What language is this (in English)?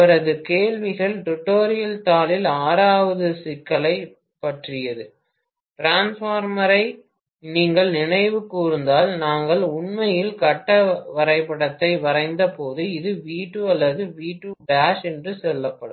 Tamil